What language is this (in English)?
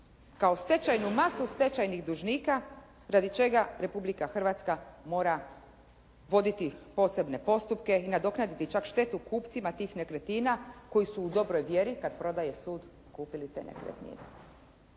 Croatian